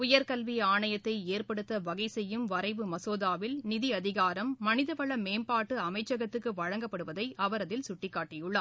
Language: Tamil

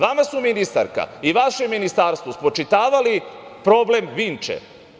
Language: Serbian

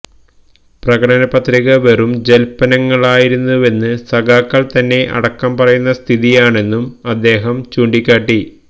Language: Malayalam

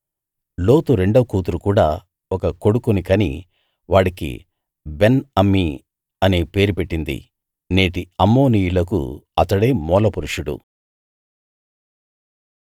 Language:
Telugu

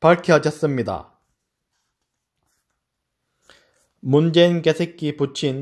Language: Korean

